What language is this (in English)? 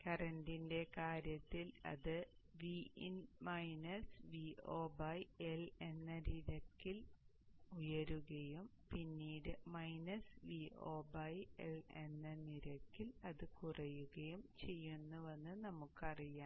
Malayalam